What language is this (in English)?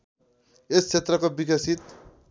Nepali